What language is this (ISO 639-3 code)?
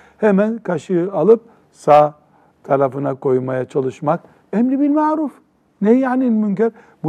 tur